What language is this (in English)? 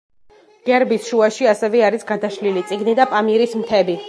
Georgian